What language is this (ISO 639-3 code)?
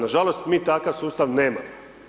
hrv